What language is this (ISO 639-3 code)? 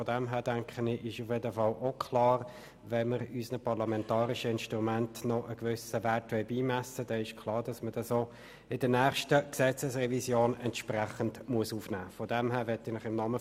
gsw